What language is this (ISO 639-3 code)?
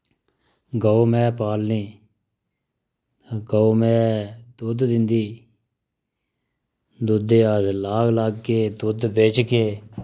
doi